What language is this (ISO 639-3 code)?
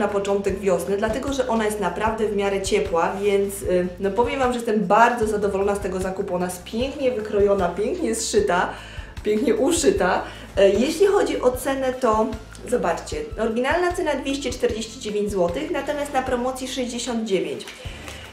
pol